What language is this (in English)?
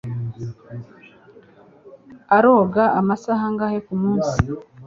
Kinyarwanda